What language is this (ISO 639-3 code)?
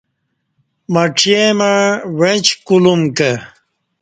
bsh